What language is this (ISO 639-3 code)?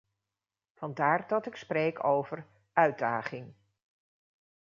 nld